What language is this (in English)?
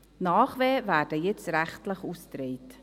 Swiss German